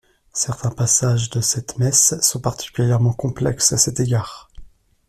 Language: French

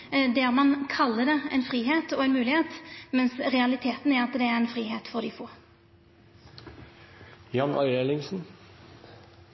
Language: Norwegian Nynorsk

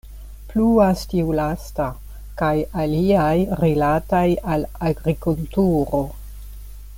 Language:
Esperanto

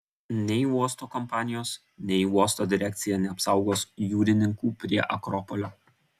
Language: Lithuanian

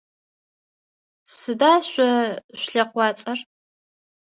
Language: Adyghe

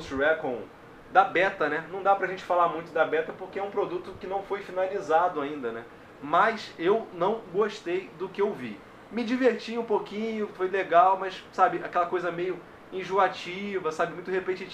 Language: Portuguese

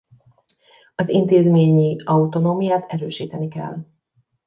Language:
Hungarian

